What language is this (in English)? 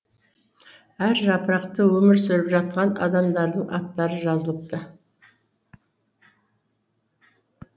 Kazakh